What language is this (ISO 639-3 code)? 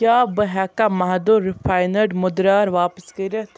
kas